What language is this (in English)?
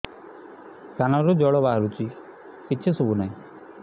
Odia